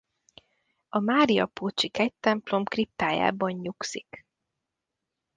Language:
Hungarian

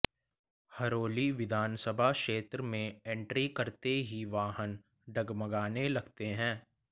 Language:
Hindi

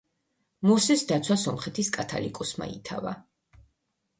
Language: Georgian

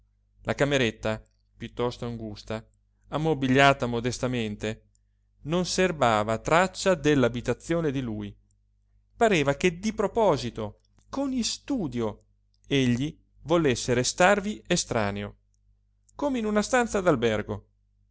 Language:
Italian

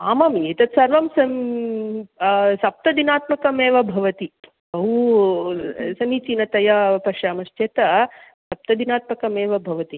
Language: Sanskrit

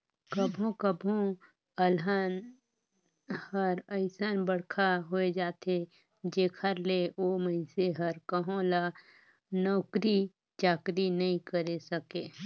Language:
Chhattisgarhi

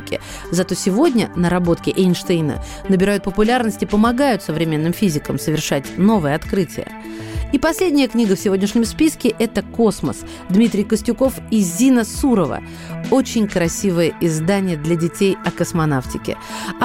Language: Russian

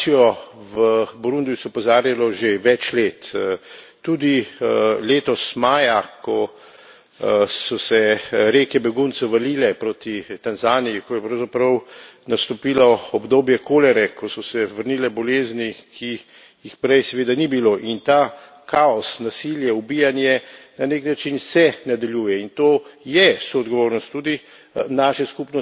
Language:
Slovenian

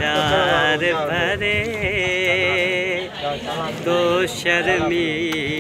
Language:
Arabic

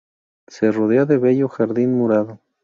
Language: Spanish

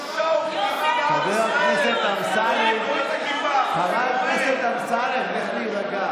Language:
Hebrew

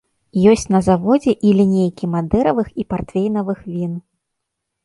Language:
Belarusian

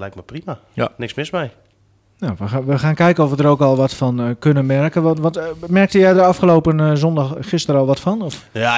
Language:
Dutch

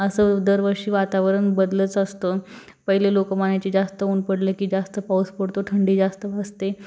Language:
Marathi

